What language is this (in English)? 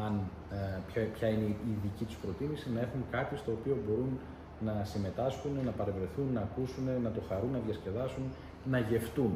Greek